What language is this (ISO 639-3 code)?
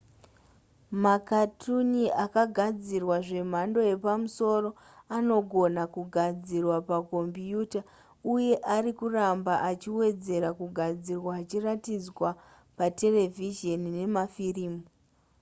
sna